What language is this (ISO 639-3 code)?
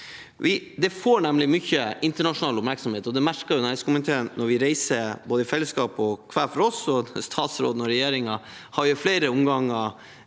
nor